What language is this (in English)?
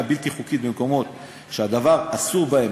Hebrew